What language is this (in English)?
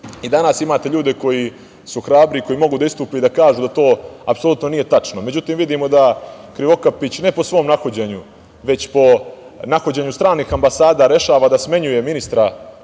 Serbian